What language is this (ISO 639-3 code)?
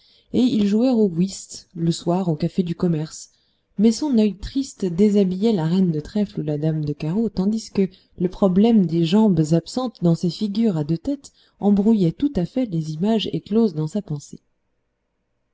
fra